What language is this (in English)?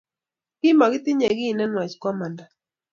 Kalenjin